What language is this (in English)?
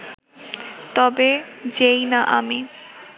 Bangla